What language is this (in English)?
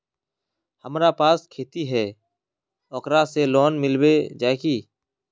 Magahi